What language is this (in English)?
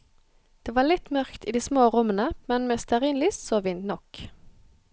Norwegian